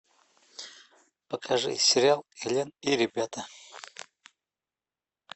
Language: Russian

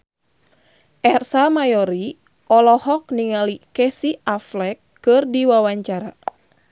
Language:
Sundanese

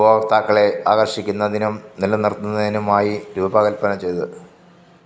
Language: Malayalam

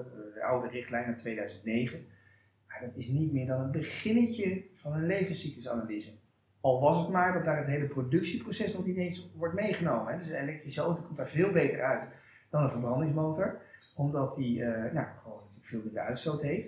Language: Dutch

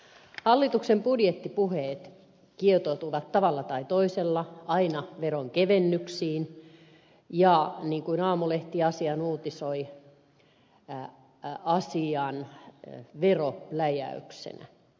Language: Finnish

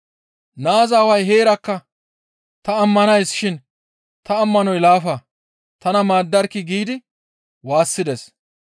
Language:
Gamo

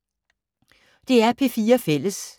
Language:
Danish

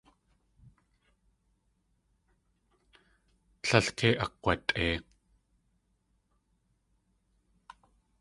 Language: Tlingit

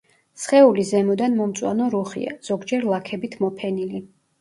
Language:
Georgian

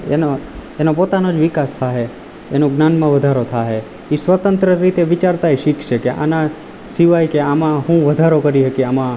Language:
Gujarati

